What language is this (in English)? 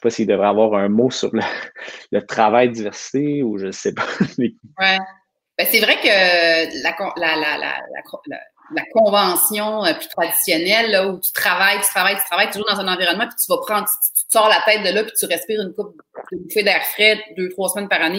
French